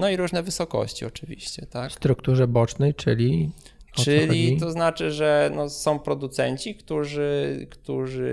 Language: Polish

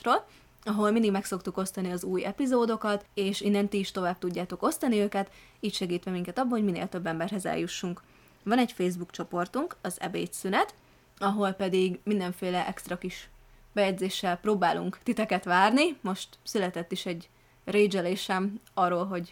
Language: Hungarian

